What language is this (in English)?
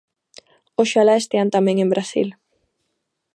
Galician